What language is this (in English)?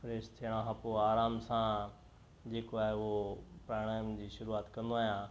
Sindhi